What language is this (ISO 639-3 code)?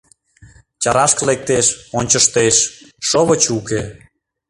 chm